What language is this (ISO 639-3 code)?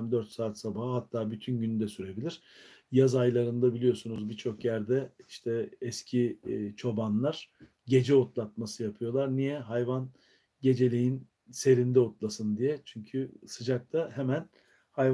tur